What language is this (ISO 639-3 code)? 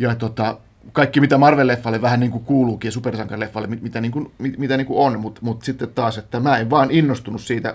fin